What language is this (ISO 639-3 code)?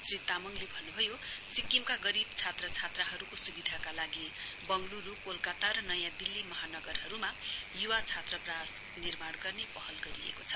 nep